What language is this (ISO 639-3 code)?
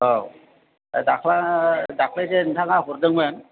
brx